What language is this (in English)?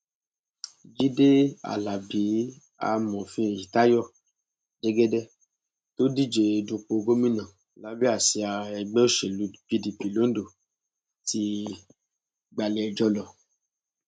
Yoruba